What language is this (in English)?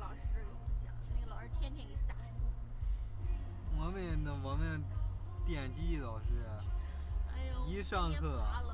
Chinese